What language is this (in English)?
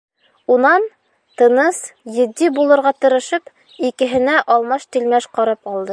Bashkir